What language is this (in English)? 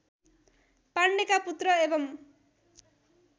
Nepali